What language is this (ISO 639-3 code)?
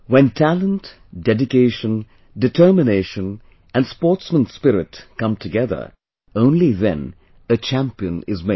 eng